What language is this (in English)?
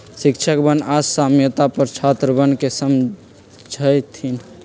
Magahi